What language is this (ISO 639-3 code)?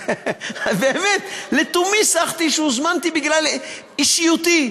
heb